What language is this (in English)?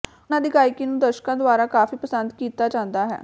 Punjabi